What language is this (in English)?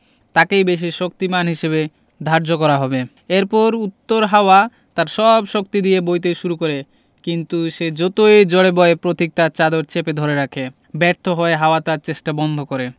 Bangla